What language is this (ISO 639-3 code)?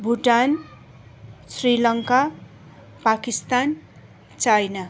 nep